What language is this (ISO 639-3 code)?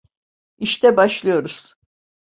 tur